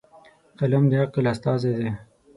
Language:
Pashto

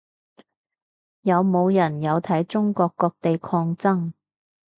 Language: Cantonese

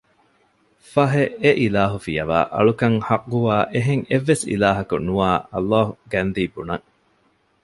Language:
Divehi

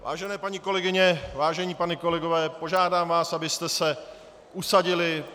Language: Czech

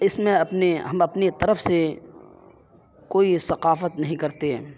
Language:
Urdu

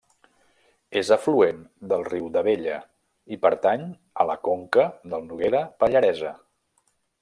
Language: Catalan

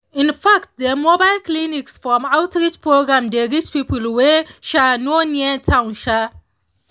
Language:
Nigerian Pidgin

